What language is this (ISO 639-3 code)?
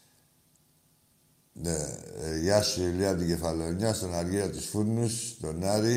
ell